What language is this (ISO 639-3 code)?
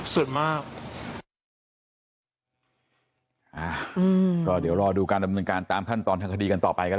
tha